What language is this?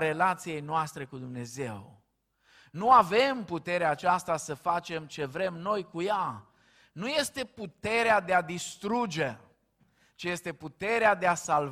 Romanian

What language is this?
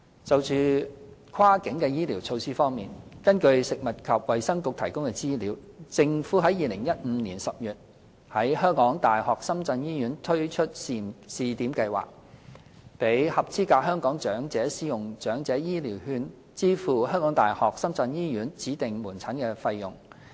Cantonese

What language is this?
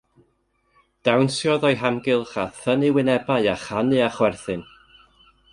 Welsh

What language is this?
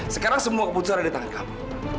Indonesian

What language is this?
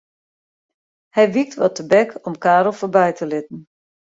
Western Frisian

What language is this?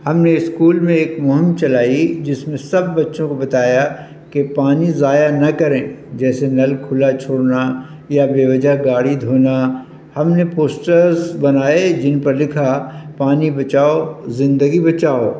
Urdu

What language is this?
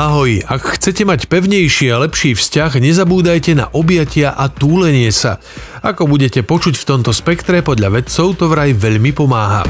Slovak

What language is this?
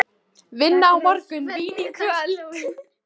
Icelandic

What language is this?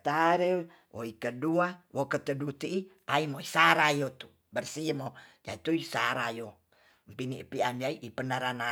Tonsea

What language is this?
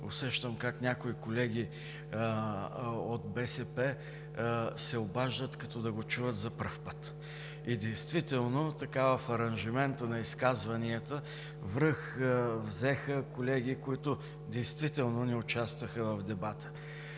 Bulgarian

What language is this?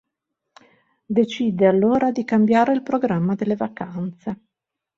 Italian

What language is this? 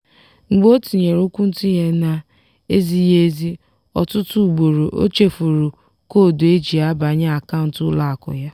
Igbo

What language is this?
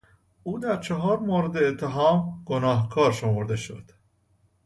Persian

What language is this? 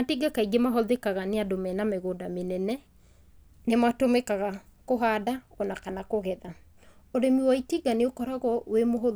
Kikuyu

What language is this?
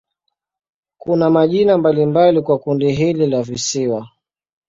Swahili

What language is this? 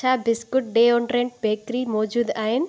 Sindhi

